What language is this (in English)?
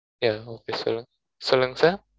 Tamil